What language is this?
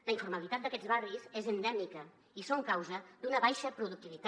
Catalan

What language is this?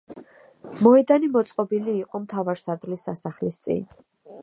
Georgian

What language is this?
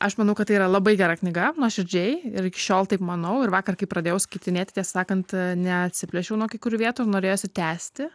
Lithuanian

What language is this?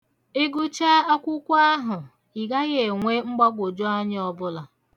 Igbo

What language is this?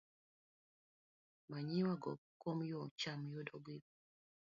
Luo (Kenya and Tanzania)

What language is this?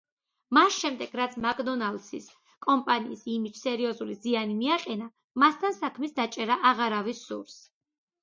Georgian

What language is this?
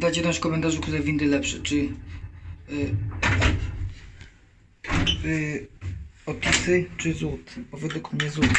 Polish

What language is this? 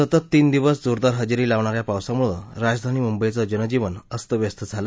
Marathi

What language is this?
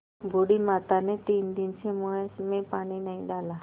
Hindi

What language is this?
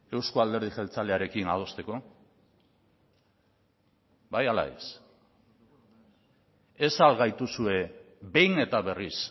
Basque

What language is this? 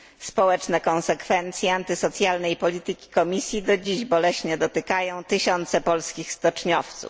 Polish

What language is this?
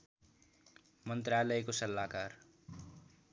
Nepali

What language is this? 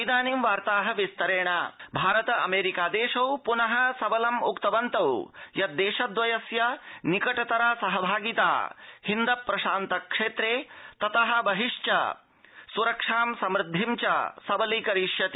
Sanskrit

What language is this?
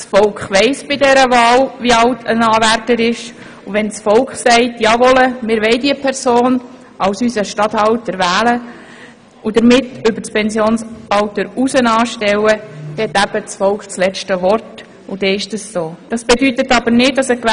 Swiss German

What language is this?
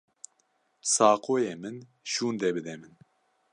Kurdish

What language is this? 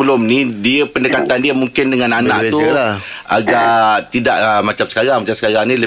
Malay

